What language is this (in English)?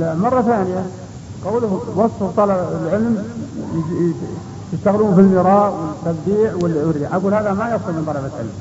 Arabic